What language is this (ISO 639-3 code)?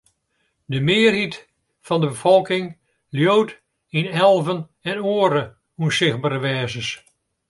fry